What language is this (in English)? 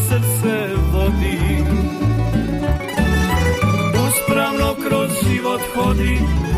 Croatian